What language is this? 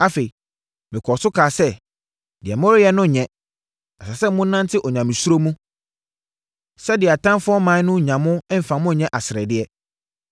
Akan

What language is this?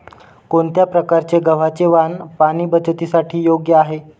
Marathi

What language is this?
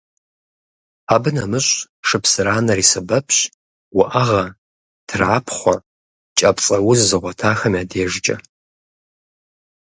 Kabardian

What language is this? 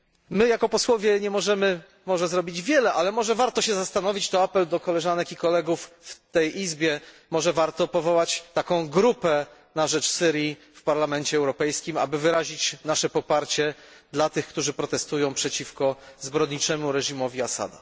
Polish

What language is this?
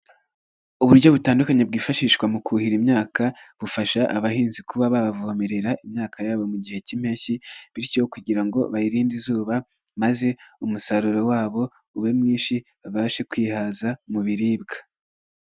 Kinyarwanda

